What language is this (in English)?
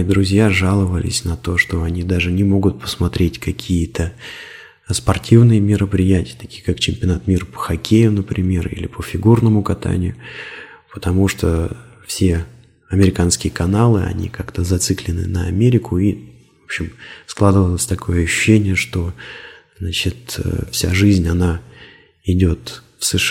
Russian